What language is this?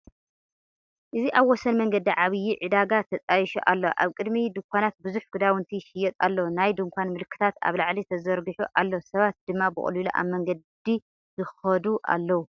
Tigrinya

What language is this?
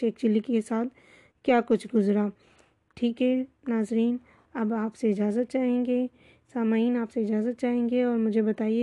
Urdu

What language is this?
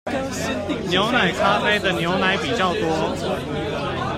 Chinese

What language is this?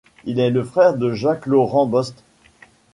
French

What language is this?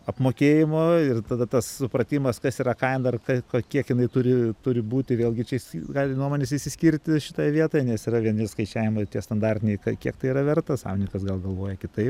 Lithuanian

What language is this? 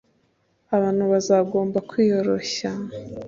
Kinyarwanda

